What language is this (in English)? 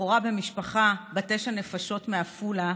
Hebrew